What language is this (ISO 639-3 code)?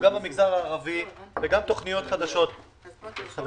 heb